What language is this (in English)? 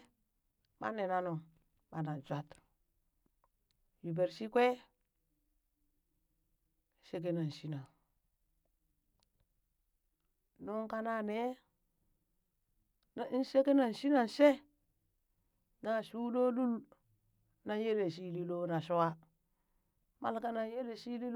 Burak